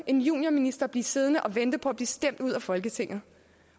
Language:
Danish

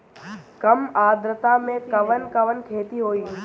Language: Bhojpuri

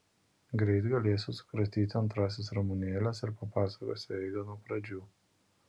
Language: Lithuanian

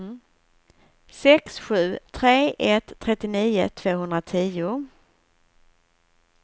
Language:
Swedish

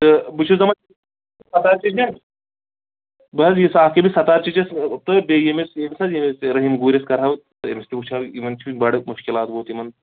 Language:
Kashmiri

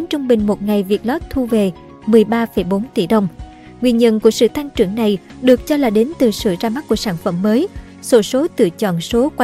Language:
Vietnamese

